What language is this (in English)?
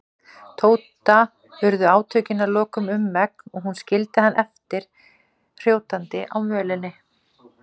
Icelandic